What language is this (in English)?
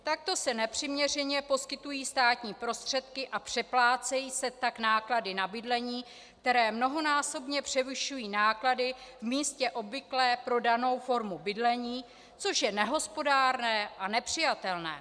Czech